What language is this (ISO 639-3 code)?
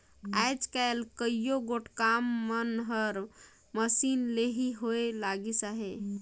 hne